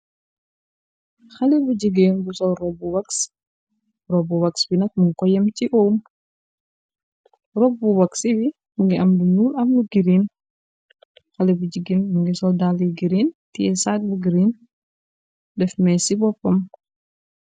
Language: Wolof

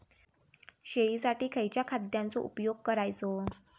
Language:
Marathi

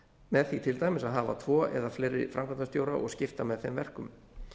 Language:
Icelandic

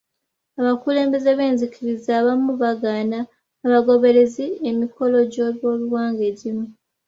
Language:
Ganda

